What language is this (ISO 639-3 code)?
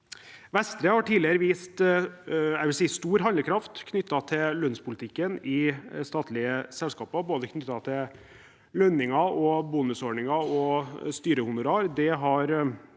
nor